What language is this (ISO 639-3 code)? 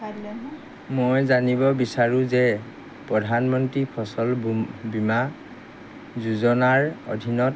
asm